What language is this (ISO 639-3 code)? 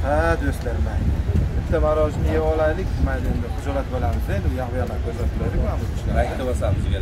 tur